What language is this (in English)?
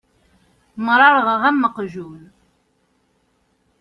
Kabyle